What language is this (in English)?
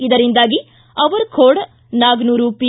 Kannada